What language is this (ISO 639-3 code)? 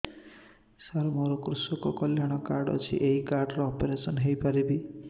ori